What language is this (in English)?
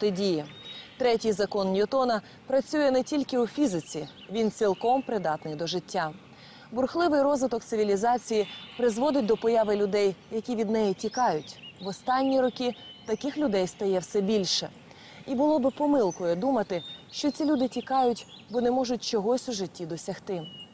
Ukrainian